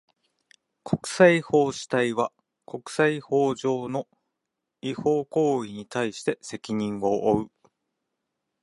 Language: Japanese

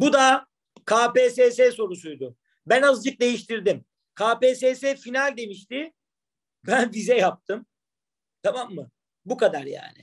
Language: Turkish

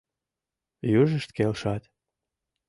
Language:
Mari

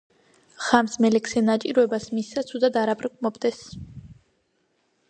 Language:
Georgian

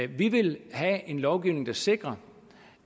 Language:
Danish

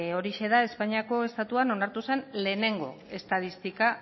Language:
Basque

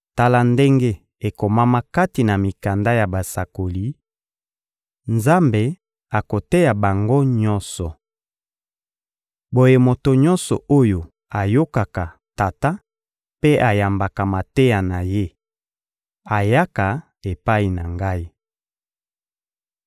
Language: Lingala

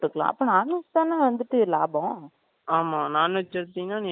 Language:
Tamil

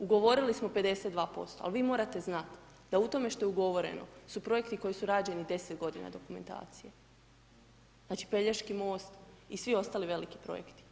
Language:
Croatian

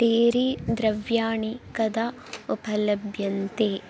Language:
Sanskrit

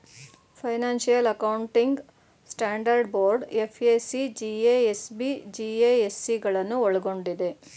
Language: Kannada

